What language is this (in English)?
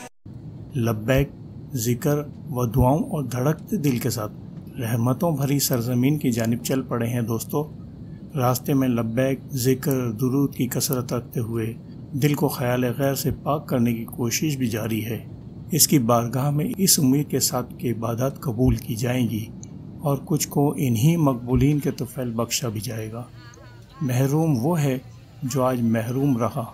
Arabic